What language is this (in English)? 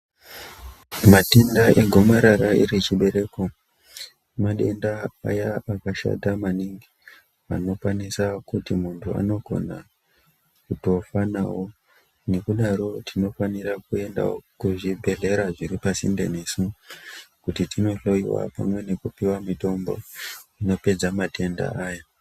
Ndau